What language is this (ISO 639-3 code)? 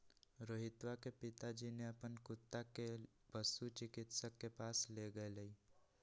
mag